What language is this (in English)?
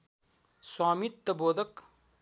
Nepali